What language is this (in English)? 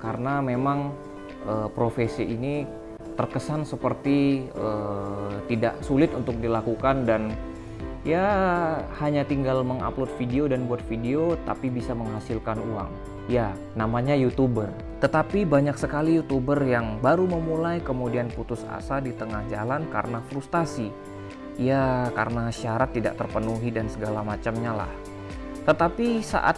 Indonesian